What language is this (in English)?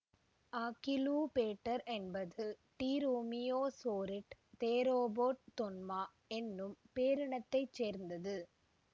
Tamil